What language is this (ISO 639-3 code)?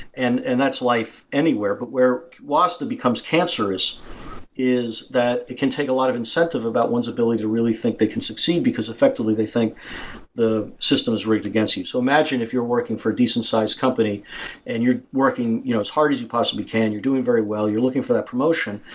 eng